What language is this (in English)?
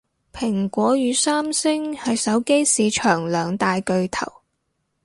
Cantonese